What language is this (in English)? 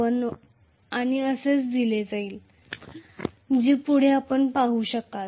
Marathi